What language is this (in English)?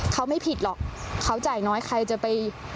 Thai